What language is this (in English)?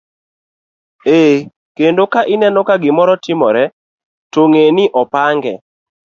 Luo (Kenya and Tanzania)